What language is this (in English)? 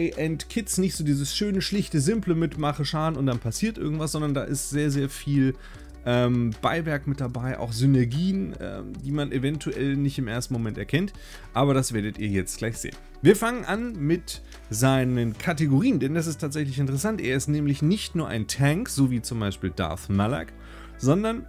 German